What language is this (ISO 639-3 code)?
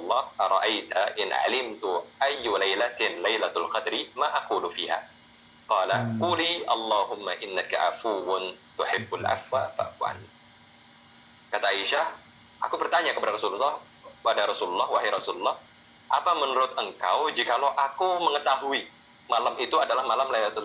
ind